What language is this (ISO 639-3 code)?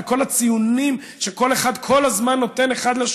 heb